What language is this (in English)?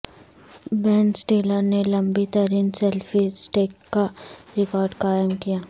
Urdu